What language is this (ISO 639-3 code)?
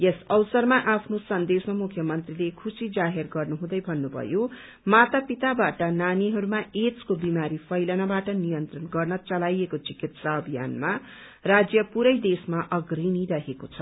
nep